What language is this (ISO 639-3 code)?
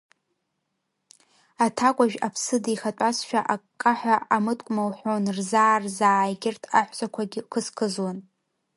abk